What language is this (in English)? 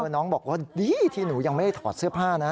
Thai